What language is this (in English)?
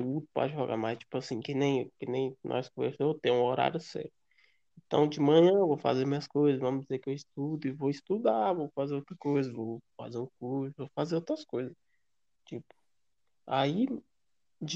Portuguese